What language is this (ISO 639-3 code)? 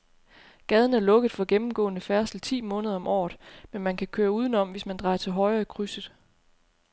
dan